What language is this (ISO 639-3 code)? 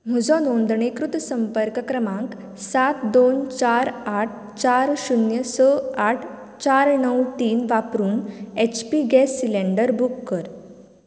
kok